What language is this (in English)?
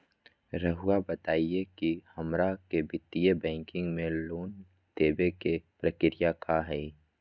Magahi